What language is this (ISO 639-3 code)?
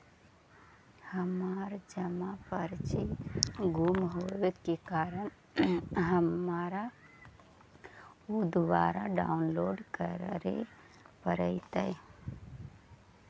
mag